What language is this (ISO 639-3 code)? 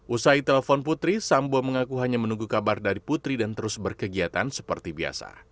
ind